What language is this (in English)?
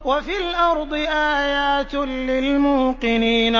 Arabic